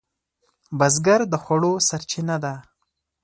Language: Pashto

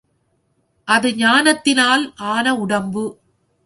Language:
Tamil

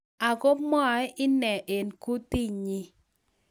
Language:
Kalenjin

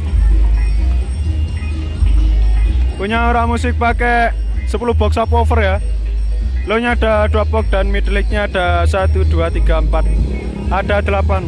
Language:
Indonesian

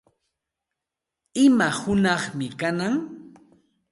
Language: Santa Ana de Tusi Pasco Quechua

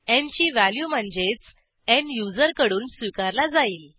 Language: Marathi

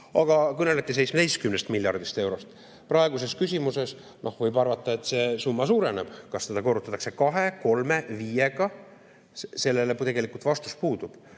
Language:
Estonian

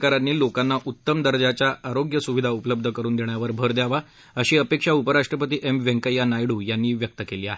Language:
Marathi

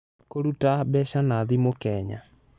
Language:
Kikuyu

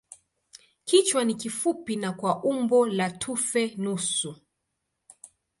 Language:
Swahili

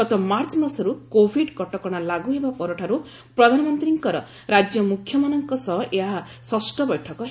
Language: Odia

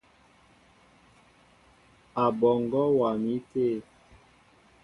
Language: Mbo (Cameroon)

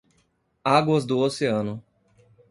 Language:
Portuguese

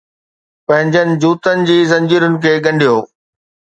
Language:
Sindhi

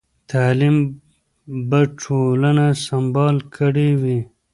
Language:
Pashto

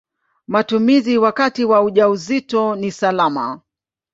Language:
Swahili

